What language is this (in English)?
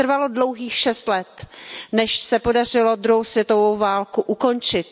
Czech